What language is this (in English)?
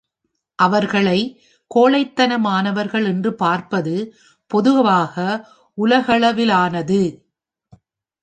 Tamil